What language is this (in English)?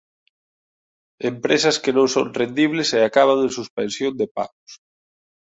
Galician